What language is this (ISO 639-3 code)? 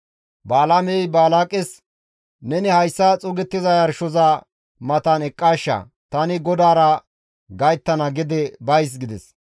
gmv